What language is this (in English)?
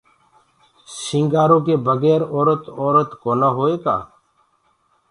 Gurgula